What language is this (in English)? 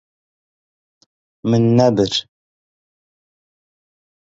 Kurdish